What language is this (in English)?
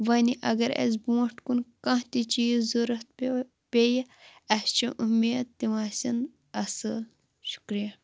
Kashmiri